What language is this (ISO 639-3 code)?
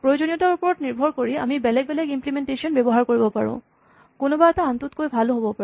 asm